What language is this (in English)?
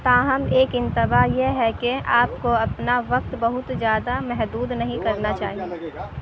Urdu